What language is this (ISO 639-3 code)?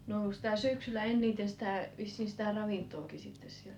fin